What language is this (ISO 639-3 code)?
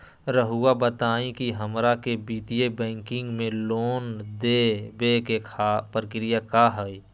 mag